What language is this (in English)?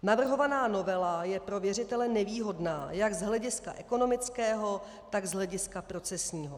Czech